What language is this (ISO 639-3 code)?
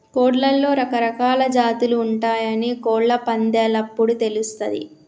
tel